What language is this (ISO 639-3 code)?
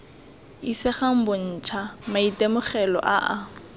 tsn